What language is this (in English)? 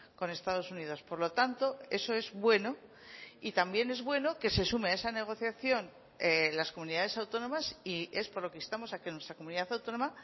Spanish